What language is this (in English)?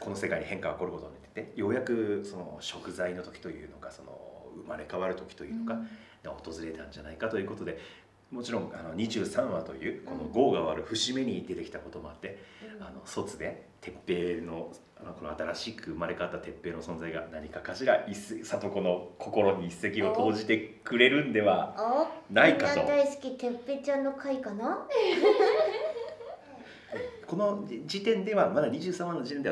Japanese